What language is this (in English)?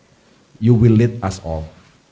Indonesian